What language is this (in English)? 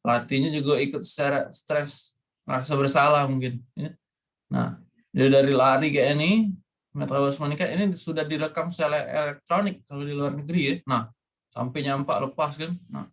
Indonesian